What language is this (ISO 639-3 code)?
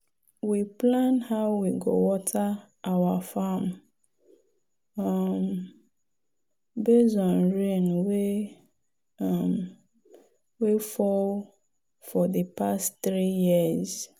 pcm